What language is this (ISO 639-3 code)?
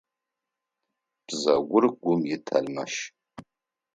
ady